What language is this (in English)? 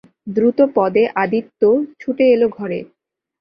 Bangla